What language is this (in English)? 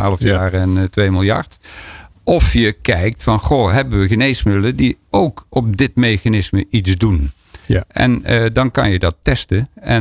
Dutch